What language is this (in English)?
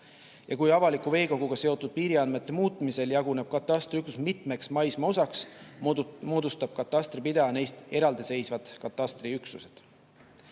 Estonian